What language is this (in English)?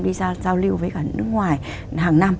Vietnamese